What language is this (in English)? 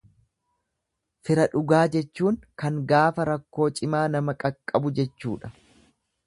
Oromo